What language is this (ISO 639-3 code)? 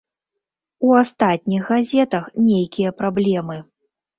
bel